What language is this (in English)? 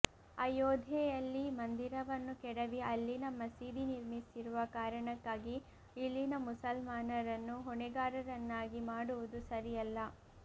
Kannada